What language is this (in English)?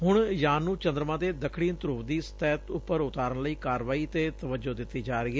Punjabi